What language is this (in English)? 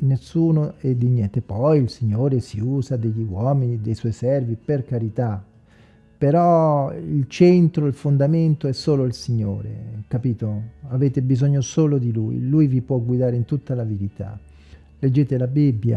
Italian